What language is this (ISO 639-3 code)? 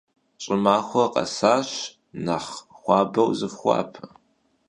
kbd